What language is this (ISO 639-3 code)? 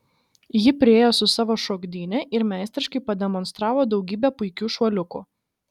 lit